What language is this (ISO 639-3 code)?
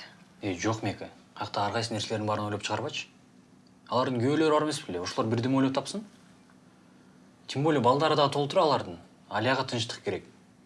rus